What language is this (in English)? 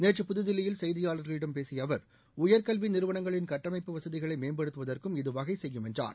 Tamil